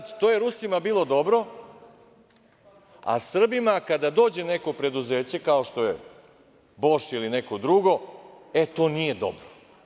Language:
Serbian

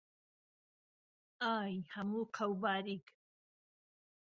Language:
Central Kurdish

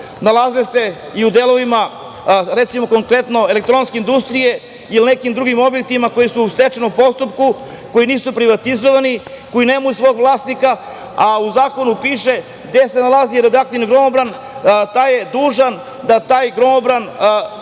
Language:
Serbian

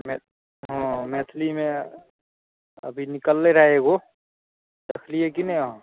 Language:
Maithili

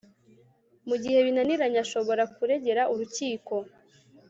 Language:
Kinyarwanda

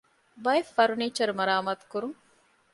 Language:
Divehi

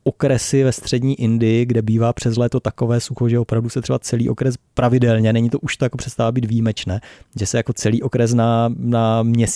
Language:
Czech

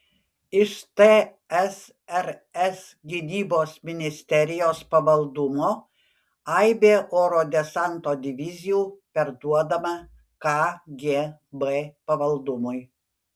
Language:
Lithuanian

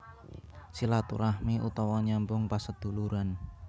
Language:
Javanese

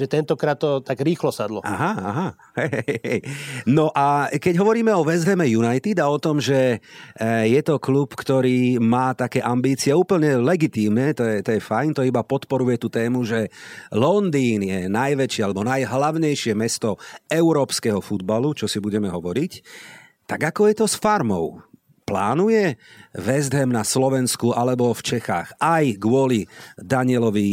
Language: Slovak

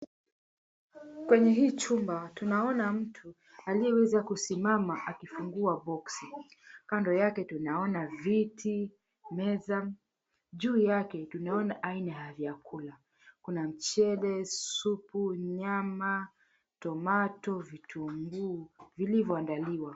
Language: Swahili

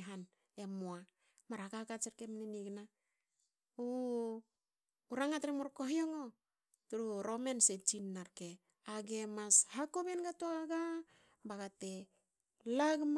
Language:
Hakö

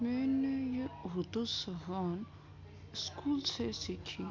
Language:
Urdu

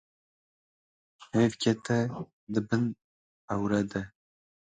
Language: Kurdish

